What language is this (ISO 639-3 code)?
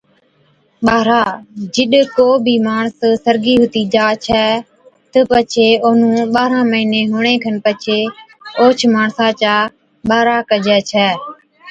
odk